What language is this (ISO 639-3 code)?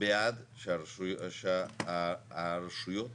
heb